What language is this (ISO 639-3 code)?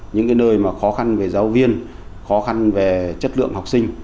vie